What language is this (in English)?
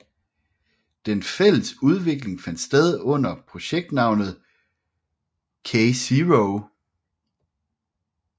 Danish